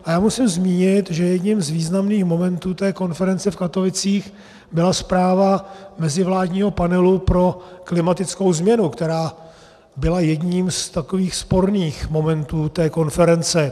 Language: Czech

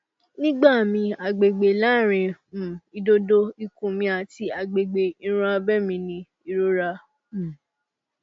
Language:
Yoruba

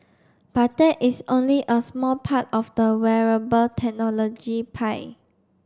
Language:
English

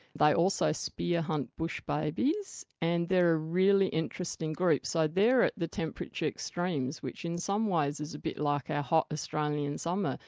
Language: English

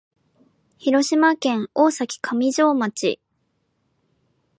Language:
Japanese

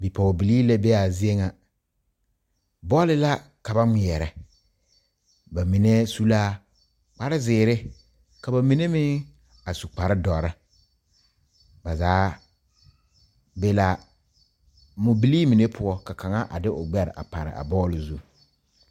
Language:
Southern Dagaare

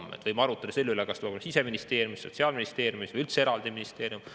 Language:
Estonian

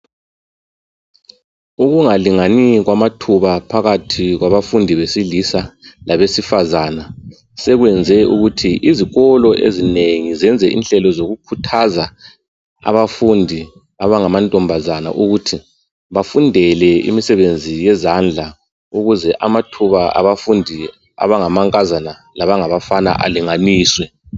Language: North Ndebele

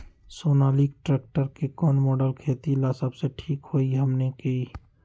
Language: Magahi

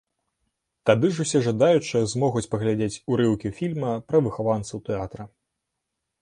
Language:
Belarusian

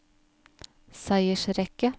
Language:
Norwegian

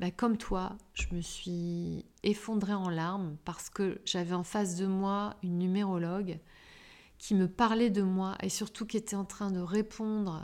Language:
French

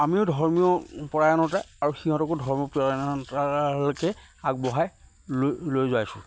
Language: Assamese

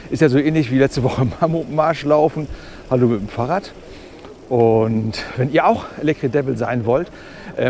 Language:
German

